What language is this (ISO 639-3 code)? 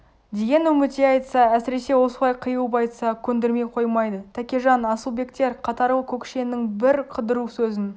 kaz